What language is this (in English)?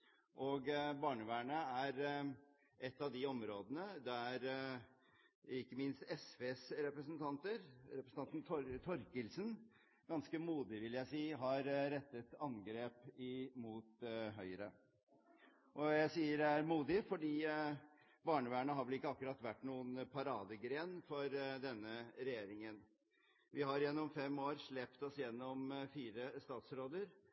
Norwegian Bokmål